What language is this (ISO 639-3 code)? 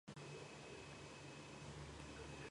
kat